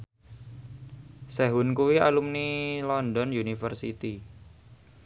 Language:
Javanese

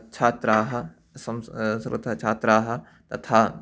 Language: Sanskrit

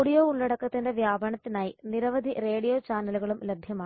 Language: Malayalam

